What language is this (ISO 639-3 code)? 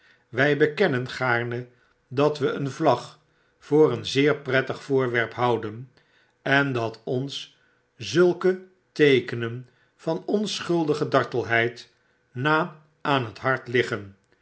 nld